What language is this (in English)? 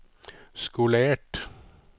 Norwegian